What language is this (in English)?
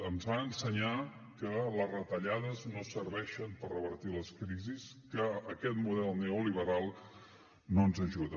Catalan